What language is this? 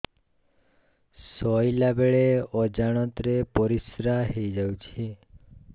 Odia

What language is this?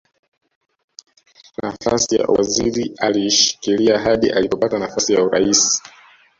Swahili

